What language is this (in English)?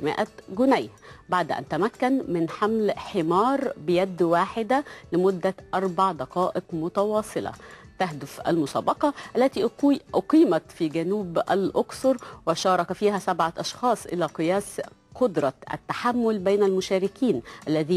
Arabic